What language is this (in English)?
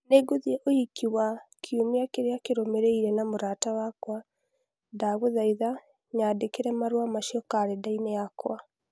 Kikuyu